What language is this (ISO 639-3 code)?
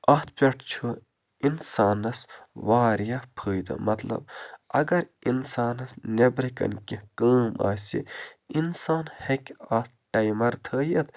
kas